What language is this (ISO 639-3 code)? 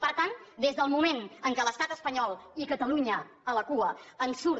cat